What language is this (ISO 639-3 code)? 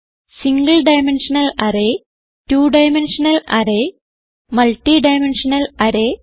mal